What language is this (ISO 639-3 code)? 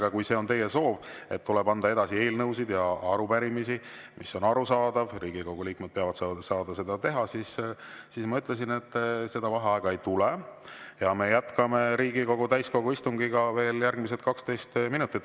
est